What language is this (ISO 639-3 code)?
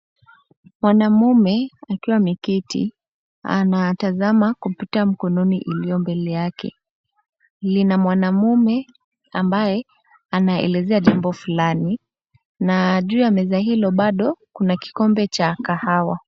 swa